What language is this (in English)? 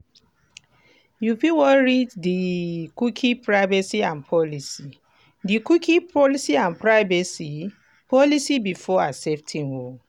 Nigerian Pidgin